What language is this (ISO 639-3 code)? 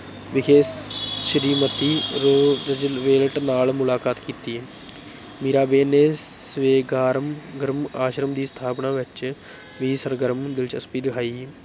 pan